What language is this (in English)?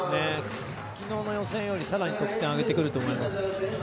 Japanese